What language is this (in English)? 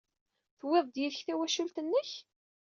Kabyle